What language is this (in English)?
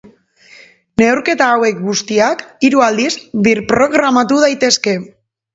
Basque